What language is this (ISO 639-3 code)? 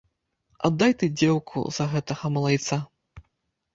bel